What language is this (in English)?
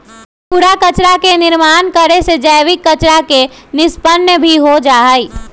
Magahi